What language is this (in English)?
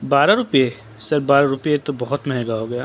Urdu